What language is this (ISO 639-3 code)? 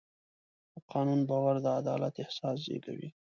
pus